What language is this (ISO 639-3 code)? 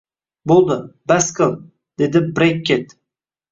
uzb